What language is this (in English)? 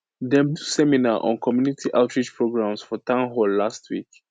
Nigerian Pidgin